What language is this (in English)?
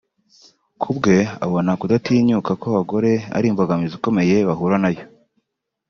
Kinyarwanda